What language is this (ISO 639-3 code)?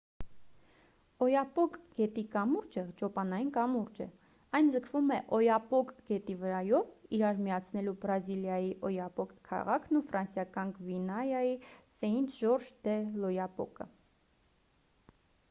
hye